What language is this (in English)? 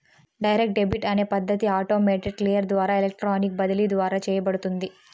Telugu